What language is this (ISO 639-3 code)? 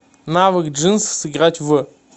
rus